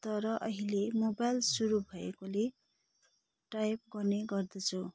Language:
Nepali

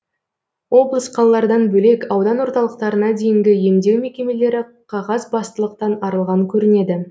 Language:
Kazakh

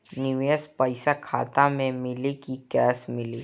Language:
Bhojpuri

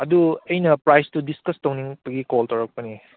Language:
Manipuri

